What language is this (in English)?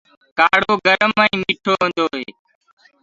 Gurgula